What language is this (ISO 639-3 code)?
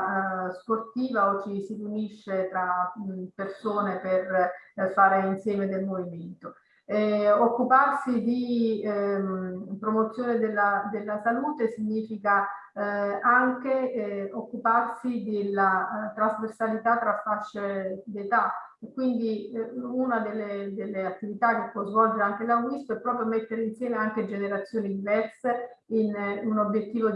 ita